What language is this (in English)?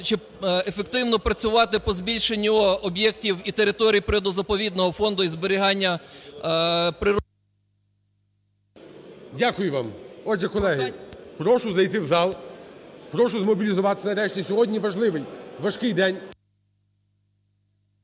Ukrainian